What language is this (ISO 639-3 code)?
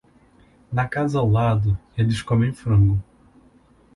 por